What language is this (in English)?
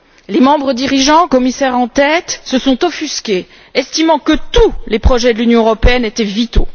French